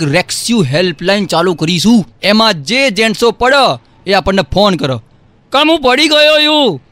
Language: Gujarati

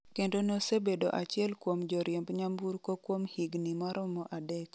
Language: Luo (Kenya and Tanzania)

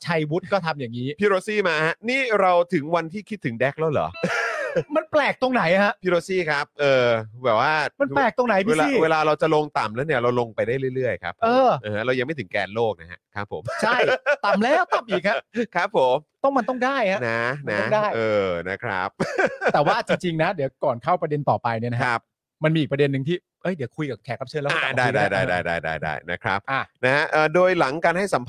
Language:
Thai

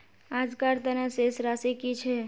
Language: Magahi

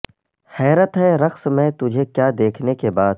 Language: Urdu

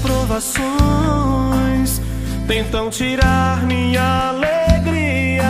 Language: Latvian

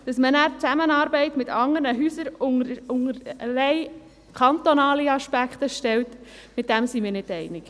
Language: Swiss German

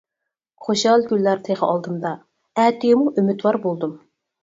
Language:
Uyghur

